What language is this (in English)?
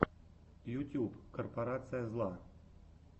Russian